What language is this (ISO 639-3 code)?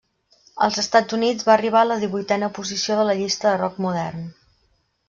cat